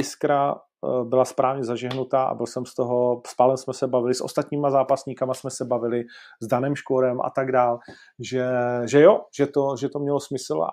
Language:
Czech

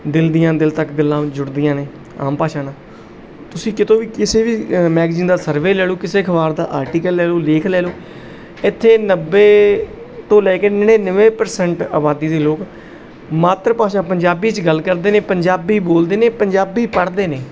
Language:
Punjabi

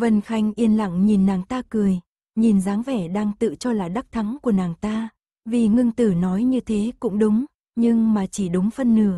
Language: Vietnamese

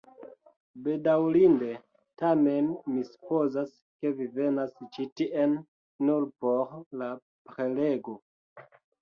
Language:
Esperanto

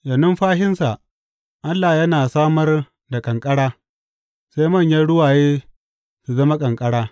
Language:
Hausa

